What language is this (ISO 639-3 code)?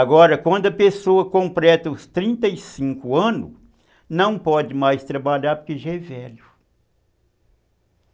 por